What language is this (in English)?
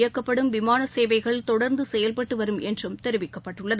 Tamil